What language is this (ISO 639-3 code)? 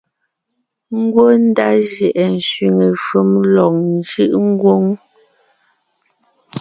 nnh